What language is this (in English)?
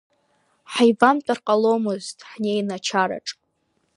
Abkhazian